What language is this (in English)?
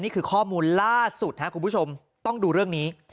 Thai